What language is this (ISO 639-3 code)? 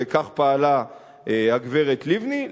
heb